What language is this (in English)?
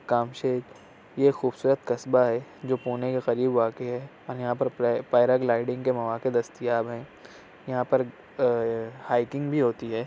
Urdu